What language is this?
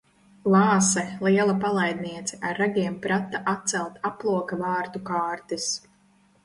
Latvian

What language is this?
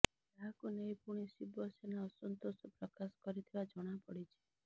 Odia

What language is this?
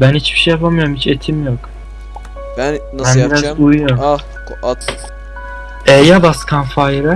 Turkish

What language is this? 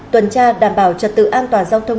Vietnamese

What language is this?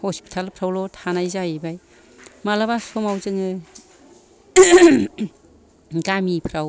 Bodo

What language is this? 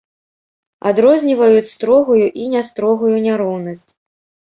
Belarusian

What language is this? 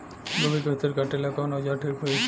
Bhojpuri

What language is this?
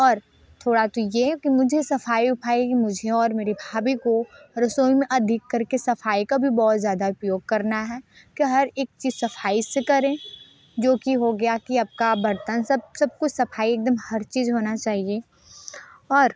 Hindi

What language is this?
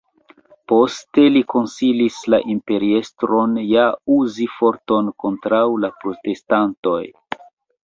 Esperanto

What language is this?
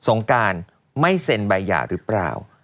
Thai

